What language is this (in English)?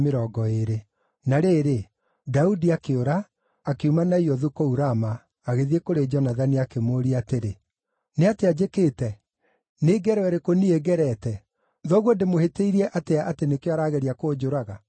Kikuyu